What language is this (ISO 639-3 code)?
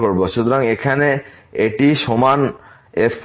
ben